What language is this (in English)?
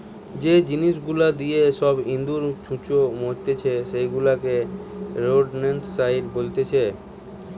Bangla